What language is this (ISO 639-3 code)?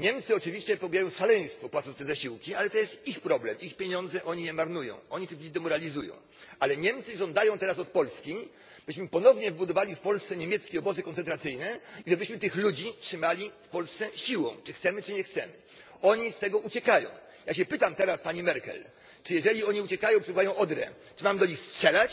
pol